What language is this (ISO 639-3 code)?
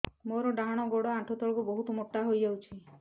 ori